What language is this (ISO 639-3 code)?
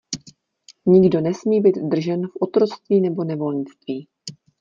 ces